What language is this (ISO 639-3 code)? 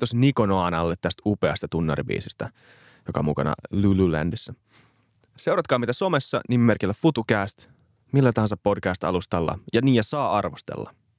fin